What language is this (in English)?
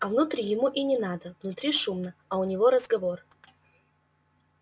Russian